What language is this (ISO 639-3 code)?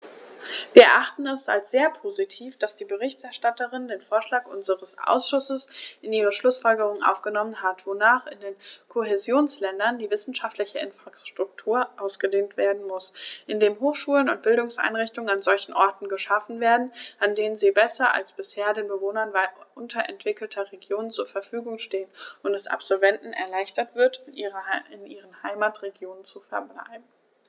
deu